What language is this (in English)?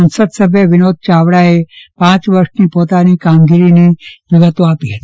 Gujarati